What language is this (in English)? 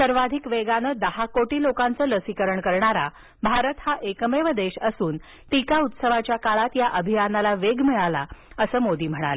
Marathi